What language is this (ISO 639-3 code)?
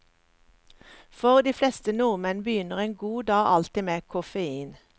nor